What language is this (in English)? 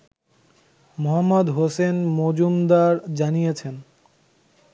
Bangla